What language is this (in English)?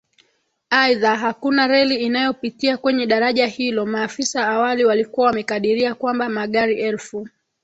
Swahili